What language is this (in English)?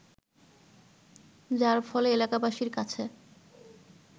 Bangla